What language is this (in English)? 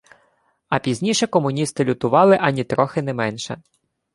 Ukrainian